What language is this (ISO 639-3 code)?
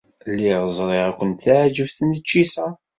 kab